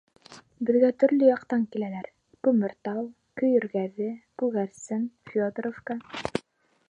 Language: Bashkir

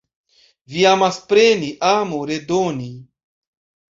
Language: Esperanto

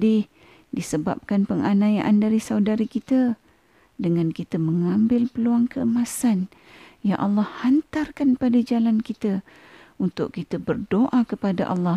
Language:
Malay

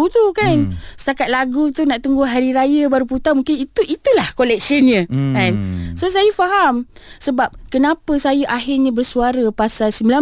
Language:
Malay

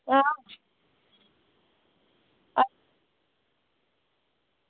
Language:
Dogri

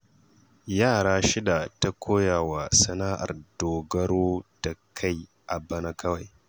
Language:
Hausa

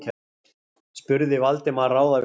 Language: Icelandic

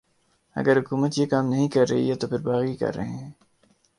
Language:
Urdu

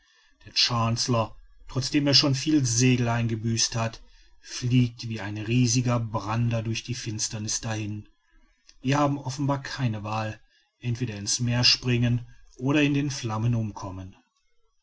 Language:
German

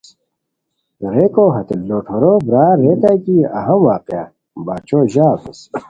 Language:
Khowar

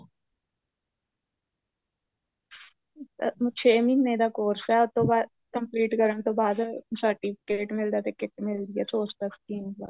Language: Punjabi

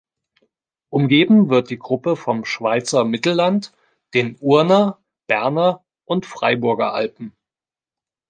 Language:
German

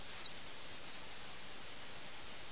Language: Malayalam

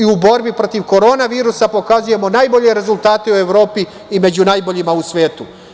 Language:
Serbian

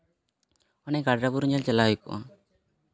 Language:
Santali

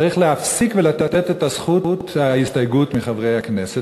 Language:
Hebrew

